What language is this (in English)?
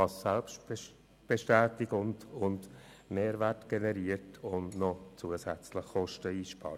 Swiss German